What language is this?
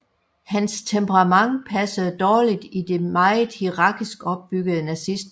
Danish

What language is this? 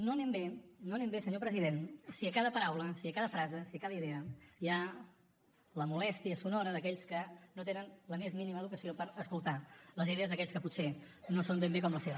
Catalan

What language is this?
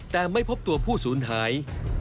Thai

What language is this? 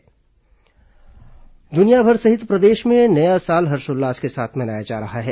Hindi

